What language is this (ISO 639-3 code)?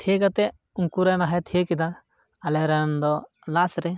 sat